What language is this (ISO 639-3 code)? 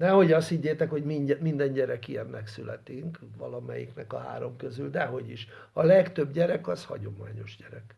hun